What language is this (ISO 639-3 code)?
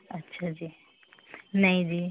pan